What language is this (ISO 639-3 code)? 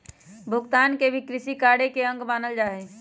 mag